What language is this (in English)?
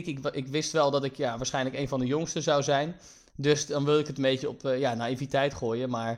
Dutch